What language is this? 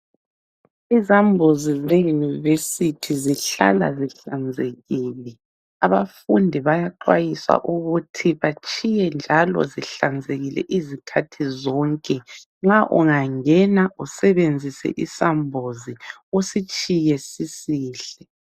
North Ndebele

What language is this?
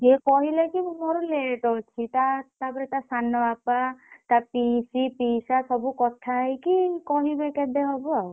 Odia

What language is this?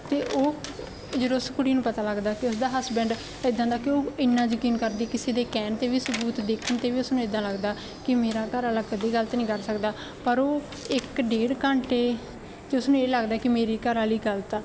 Punjabi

